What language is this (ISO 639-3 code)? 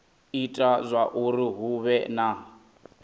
ven